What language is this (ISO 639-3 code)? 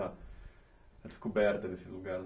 por